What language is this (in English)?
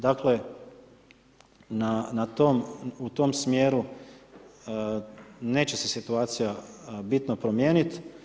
Croatian